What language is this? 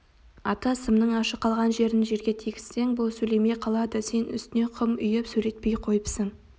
Kazakh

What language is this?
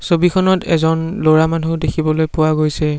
Assamese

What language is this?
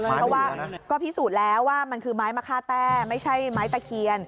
Thai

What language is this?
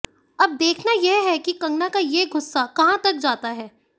Hindi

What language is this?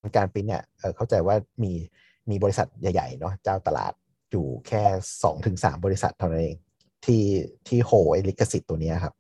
Thai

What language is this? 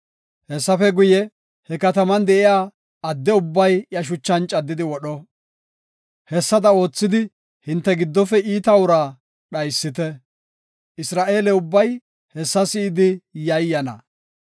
Gofa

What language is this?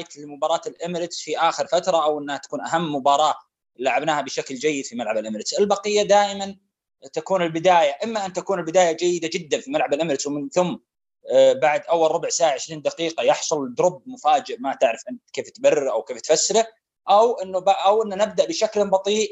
Arabic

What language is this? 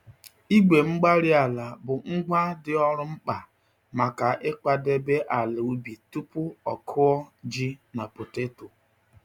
Igbo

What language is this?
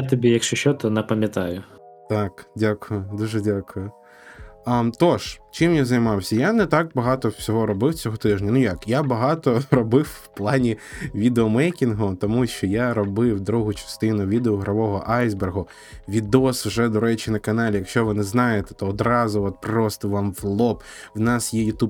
Ukrainian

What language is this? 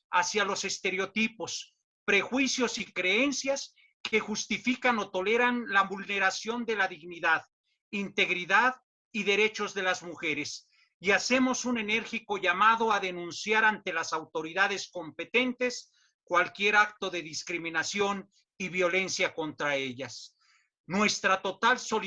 Spanish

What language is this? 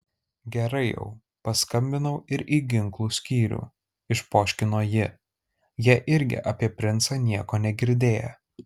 Lithuanian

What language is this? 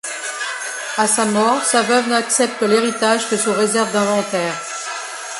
French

